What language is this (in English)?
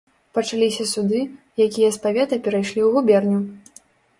Belarusian